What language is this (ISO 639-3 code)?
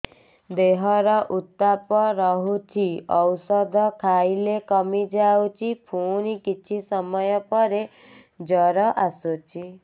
ori